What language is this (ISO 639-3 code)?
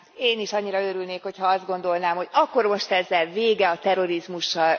hun